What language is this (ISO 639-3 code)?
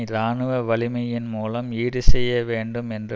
tam